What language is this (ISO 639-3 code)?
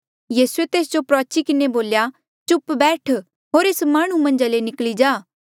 mjl